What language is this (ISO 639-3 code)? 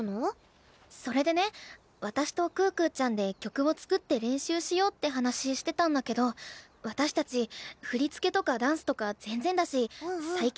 jpn